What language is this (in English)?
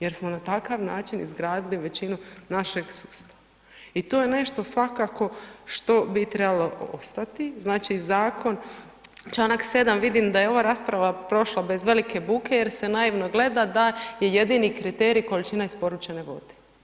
Croatian